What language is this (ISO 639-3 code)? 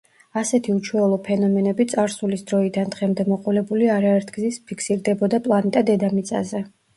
kat